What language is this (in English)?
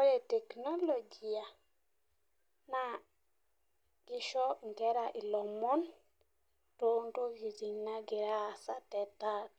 Masai